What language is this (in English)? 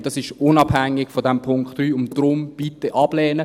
Swiss German